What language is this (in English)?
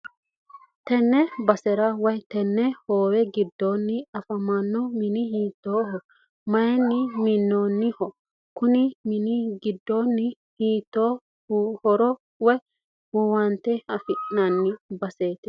Sidamo